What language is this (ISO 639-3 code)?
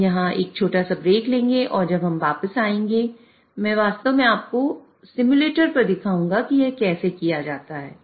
hin